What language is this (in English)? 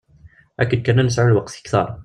Kabyle